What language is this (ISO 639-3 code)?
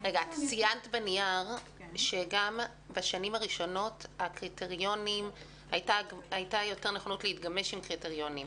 heb